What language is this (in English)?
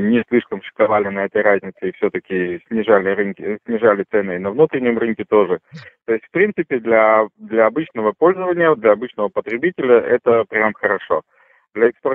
Russian